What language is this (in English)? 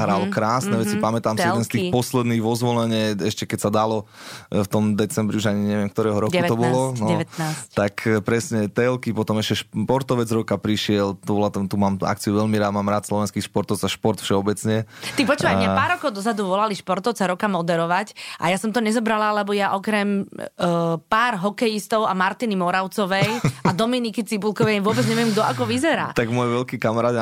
Slovak